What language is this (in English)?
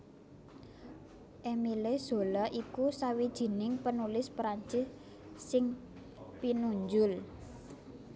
Javanese